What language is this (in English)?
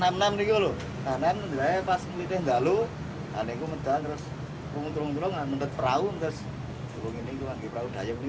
Indonesian